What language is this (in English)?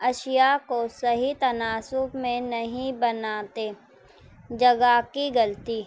Urdu